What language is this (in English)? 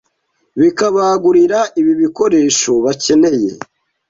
Kinyarwanda